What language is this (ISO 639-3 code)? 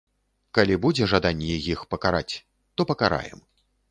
bel